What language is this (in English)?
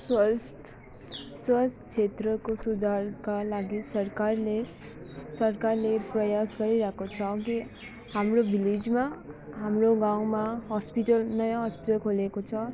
Nepali